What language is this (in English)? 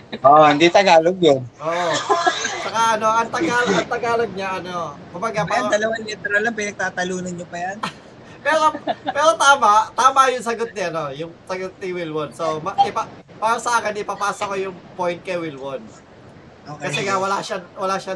Filipino